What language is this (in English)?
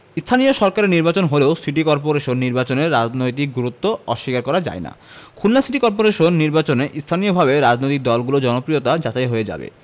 Bangla